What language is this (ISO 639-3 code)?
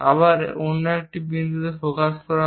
ben